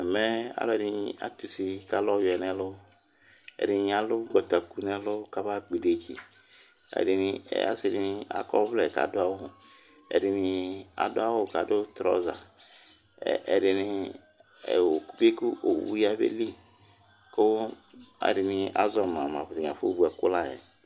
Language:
Ikposo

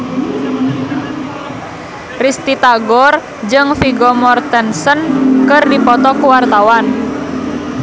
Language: Sundanese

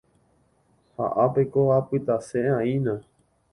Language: Guarani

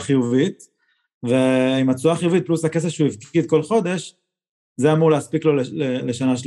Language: Hebrew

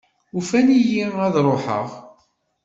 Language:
Kabyle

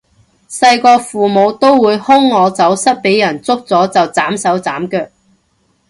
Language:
Cantonese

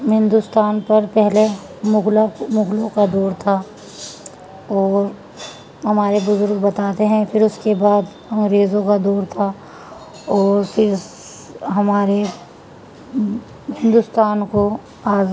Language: Urdu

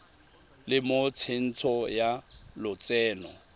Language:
Tswana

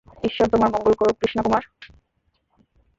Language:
Bangla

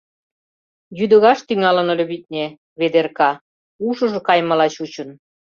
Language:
Mari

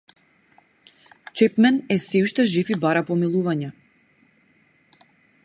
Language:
Macedonian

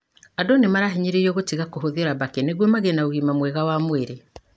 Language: Kikuyu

